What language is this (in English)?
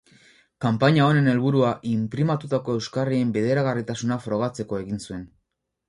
Basque